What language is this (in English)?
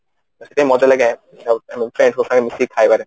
Odia